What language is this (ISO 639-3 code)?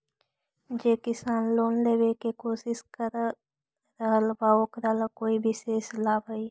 mag